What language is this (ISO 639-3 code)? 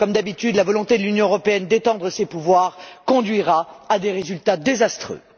fra